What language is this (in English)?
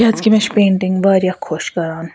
Kashmiri